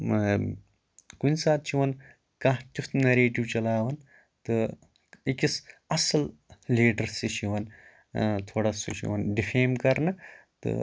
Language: Kashmiri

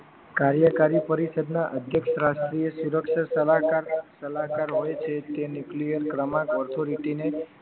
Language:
Gujarati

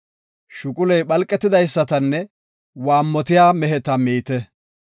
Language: Gofa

